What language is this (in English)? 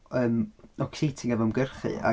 Welsh